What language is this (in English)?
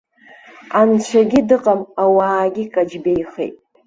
Abkhazian